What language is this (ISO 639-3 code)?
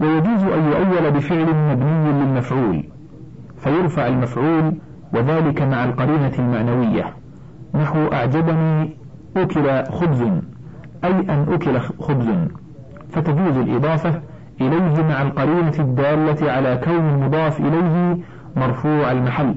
ara